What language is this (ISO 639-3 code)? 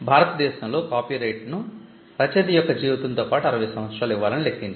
tel